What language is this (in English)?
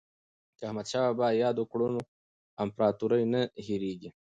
Pashto